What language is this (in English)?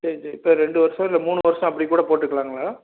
Tamil